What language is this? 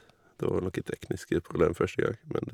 Norwegian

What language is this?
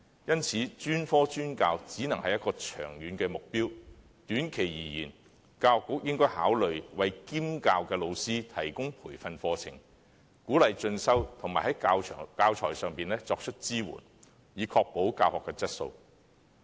Cantonese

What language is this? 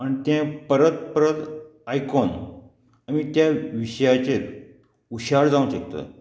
Konkani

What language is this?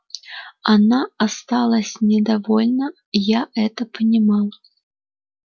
Russian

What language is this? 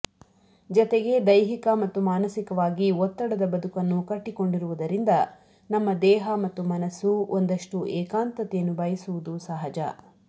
Kannada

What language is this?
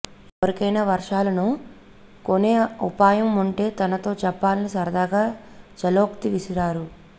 Telugu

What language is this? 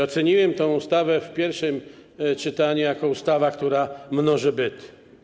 Polish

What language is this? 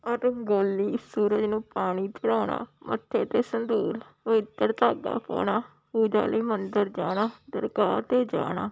Punjabi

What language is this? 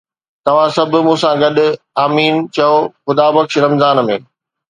Sindhi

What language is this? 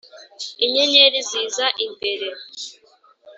Kinyarwanda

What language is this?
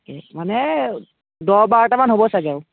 Assamese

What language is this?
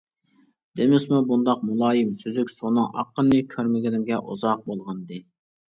Uyghur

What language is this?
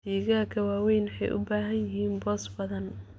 Somali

